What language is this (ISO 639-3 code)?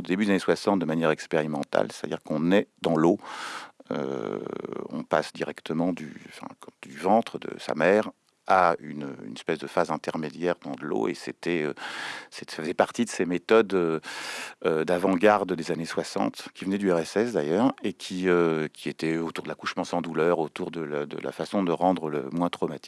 fra